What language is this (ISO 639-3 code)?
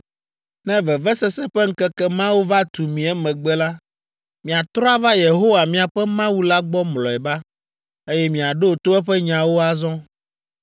ewe